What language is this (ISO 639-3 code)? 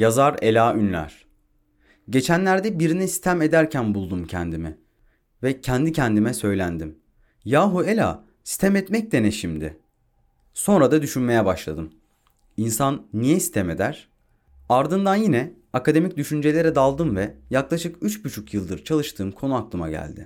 tur